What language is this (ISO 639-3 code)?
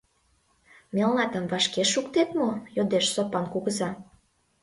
chm